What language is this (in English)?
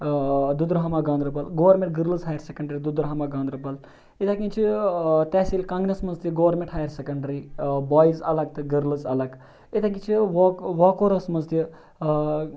Kashmiri